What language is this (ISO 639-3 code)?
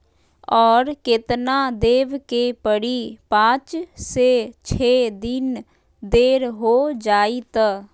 mag